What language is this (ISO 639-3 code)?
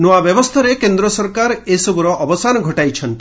ori